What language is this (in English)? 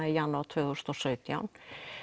Icelandic